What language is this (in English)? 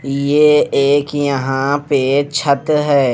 Hindi